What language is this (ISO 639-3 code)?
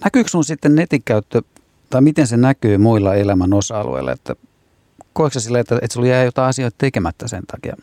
fin